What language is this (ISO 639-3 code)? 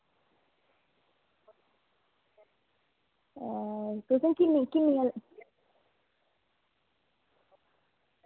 doi